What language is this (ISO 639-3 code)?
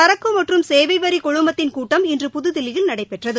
tam